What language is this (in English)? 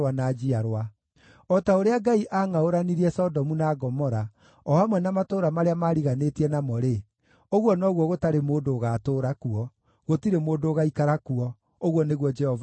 Kikuyu